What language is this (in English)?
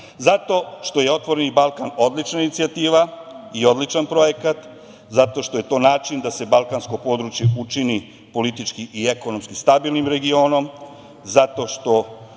Serbian